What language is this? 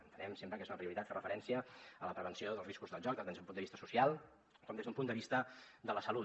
Catalan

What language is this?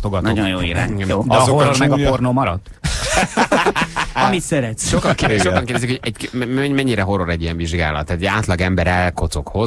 Hungarian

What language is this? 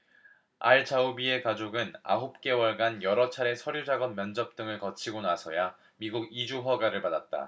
Korean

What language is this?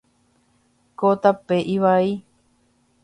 Guarani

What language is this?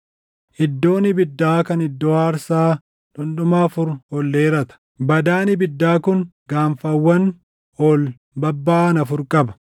Oromo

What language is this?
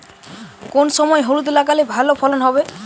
Bangla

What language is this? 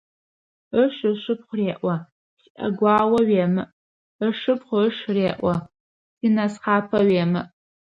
Adyghe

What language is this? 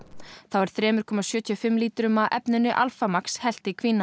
Icelandic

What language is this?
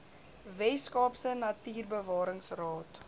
Afrikaans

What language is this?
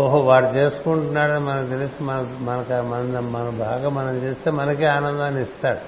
Telugu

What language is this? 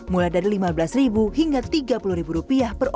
Indonesian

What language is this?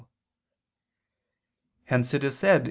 English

